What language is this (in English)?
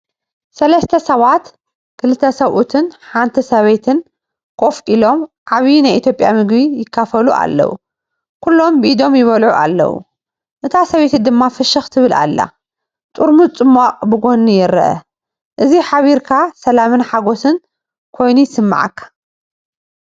Tigrinya